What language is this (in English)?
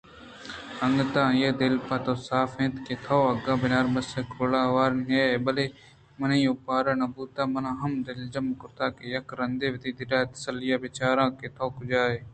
Eastern Balochi